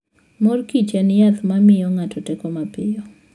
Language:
Luo (Kenya and Tanzania)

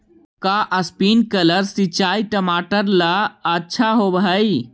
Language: Magahi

